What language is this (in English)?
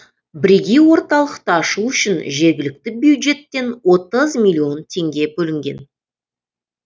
Kazakh